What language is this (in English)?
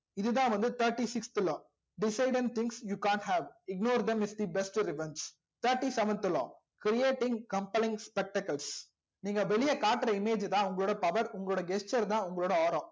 Tamil